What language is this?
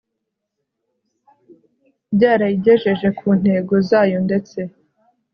Kinyarwanda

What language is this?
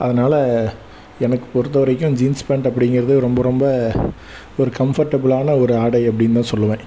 Tamil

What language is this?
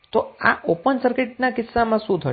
Gujarati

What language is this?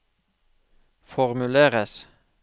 Norwegian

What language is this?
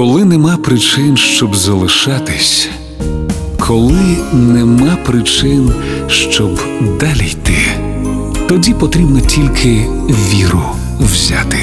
Ukrainian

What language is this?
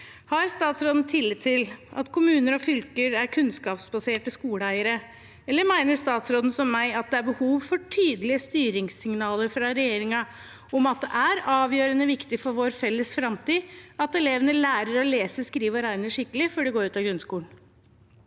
Norwegian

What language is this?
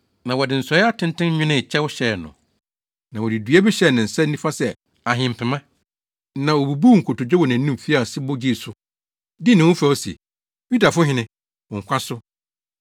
Akan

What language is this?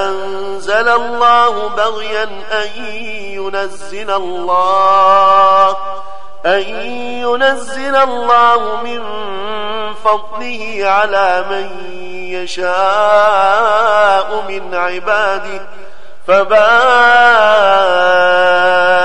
Arabic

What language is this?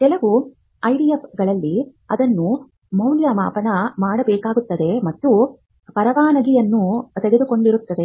Kannada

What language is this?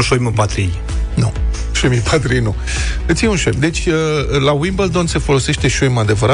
Romanian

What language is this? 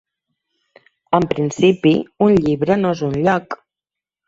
Catalan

